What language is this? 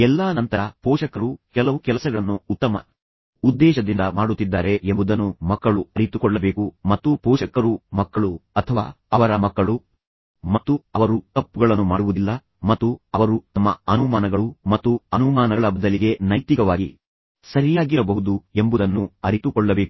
Kannada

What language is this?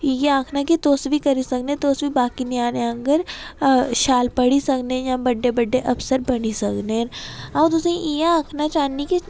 Dogri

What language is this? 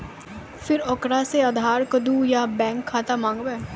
Maithili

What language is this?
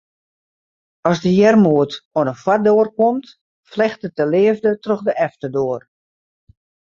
Western Frisian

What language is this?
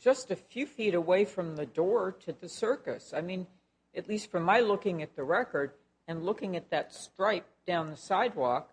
English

